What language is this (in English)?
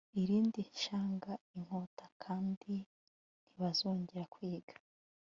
Kinyarwanda